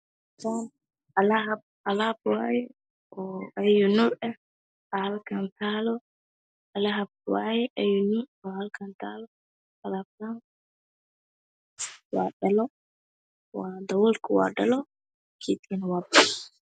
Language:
Somali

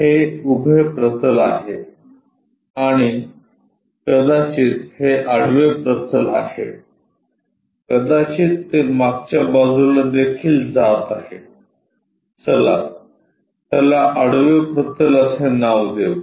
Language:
Marathi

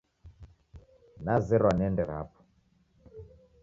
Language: Taita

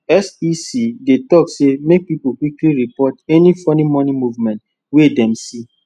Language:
Nigerian Pidgin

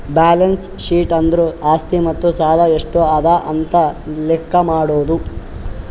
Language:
Kannada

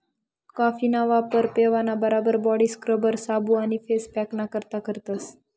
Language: Marathi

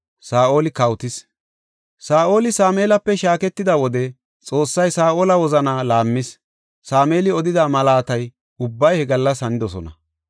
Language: Gofa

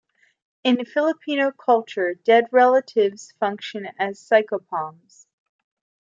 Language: English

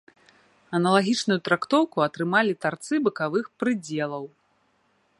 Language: Belarusian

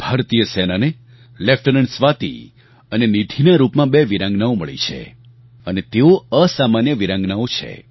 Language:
Gujarati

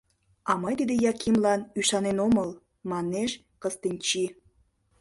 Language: Mari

